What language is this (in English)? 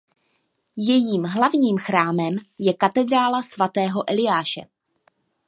Czech